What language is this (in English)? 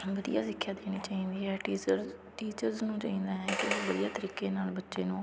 Punjabi